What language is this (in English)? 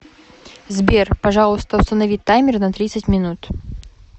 Russian